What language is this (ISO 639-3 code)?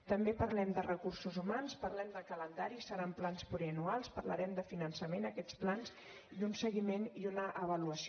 cat